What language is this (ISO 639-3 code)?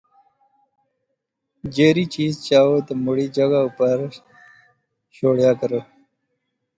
phr